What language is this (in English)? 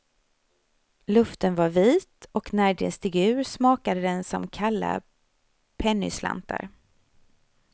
Swedish